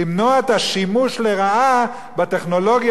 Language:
Hebrew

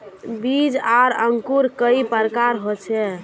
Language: Magahi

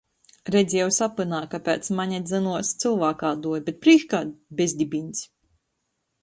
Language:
Latgalian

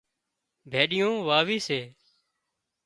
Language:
Wadiyara Koli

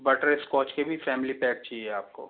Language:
Hindi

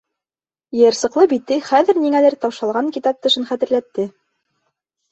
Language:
Bashkir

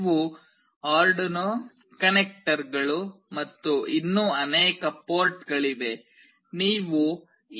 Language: Kannada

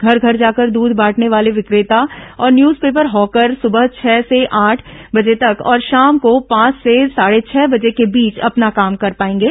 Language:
Hindi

